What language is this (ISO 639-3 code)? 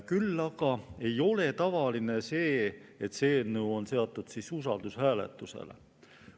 est